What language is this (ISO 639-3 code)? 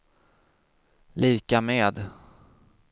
swe